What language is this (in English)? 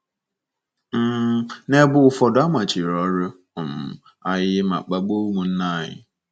Igbo